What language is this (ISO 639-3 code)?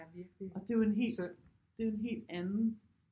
dan